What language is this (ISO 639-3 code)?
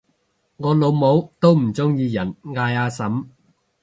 yue